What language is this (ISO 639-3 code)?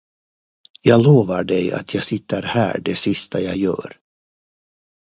swe